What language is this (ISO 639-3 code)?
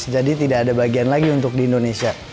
ind